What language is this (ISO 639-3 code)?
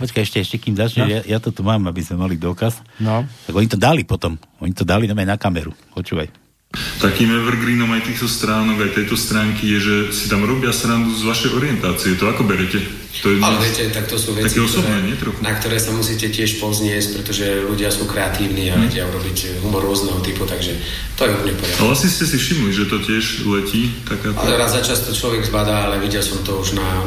slk